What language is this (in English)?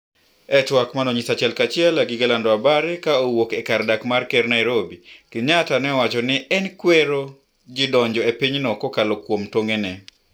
Luo (Kenya and Tanzania)